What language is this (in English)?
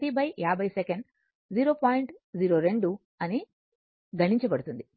Telugu